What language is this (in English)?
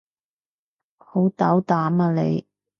Cantonese